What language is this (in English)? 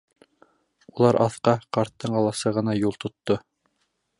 Bashkir